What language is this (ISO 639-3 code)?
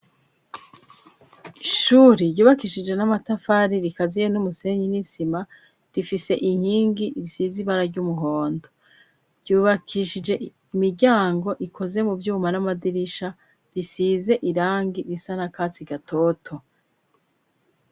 run